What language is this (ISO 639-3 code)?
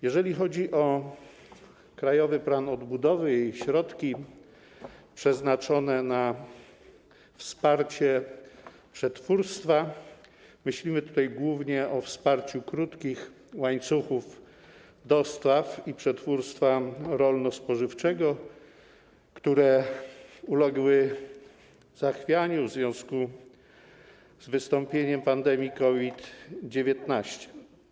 pol